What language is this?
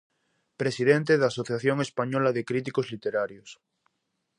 Galician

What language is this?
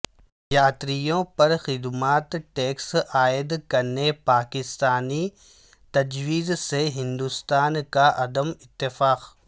Urdu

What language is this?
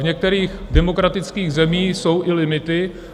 Czech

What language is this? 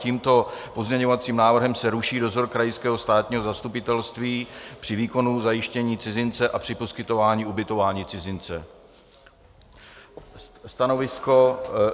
Czech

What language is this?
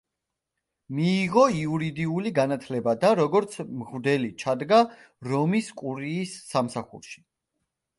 Georgian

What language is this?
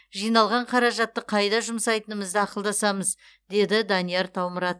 Kazakh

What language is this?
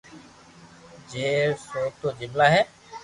Loarki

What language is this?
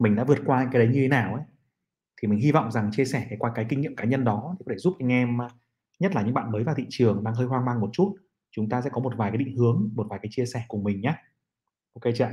Vietnamese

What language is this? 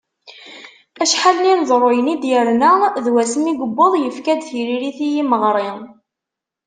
Kabyle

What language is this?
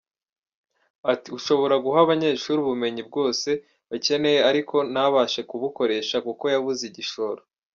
Kinyarwanda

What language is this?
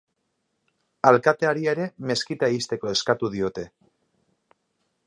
Basque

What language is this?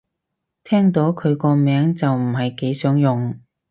Cantonese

